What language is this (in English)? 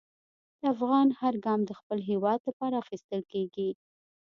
Pashto